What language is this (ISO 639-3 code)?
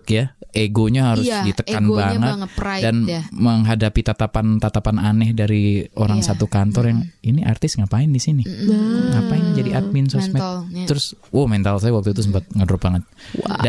ind